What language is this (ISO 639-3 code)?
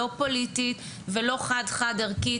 heb